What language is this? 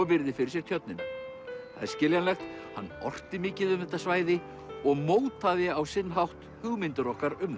Icelandic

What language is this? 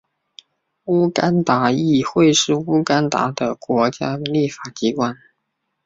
Chinese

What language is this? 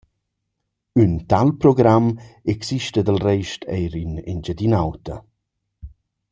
Romansh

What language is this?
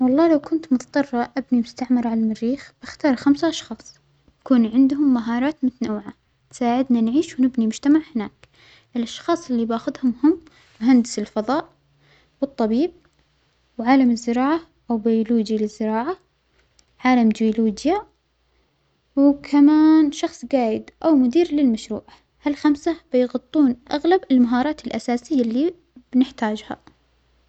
Omani Arabic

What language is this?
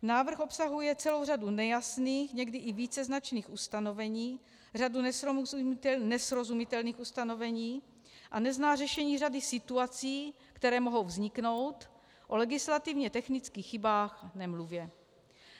Czech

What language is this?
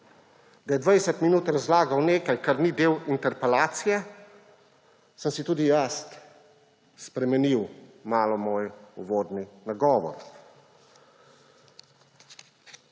Slovenian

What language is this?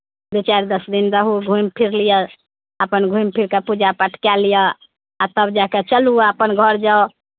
Maithili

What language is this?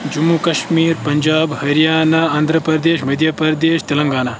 Kashmiri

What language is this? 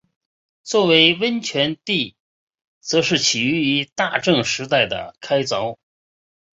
Chinese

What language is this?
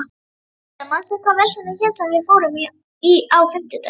Icelandic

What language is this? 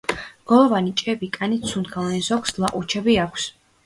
Georgian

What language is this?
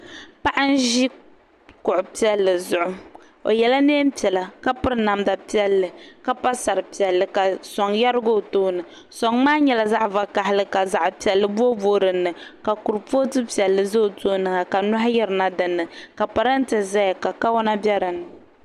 Dagbani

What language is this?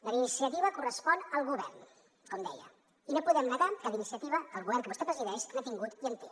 Catalan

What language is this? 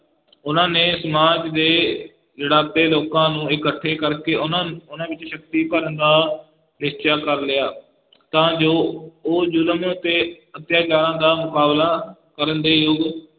Punjabi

